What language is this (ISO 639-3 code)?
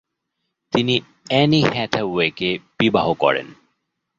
ben